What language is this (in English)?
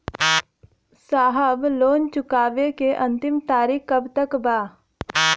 Bhojpuri